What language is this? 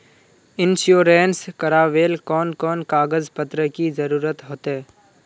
Magahi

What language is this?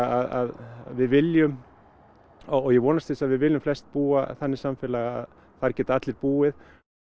Icelandic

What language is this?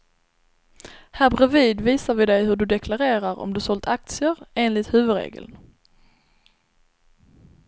Swedish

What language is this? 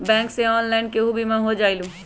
Magahi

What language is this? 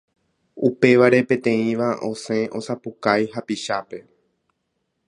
Guarani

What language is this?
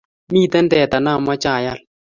Kalenjin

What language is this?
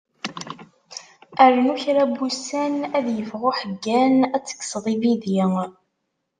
Kabyle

